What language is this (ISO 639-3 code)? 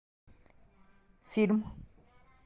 rus